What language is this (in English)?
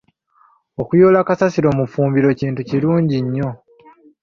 Ganda